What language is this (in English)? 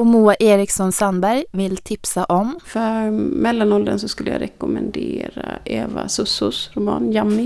Swedish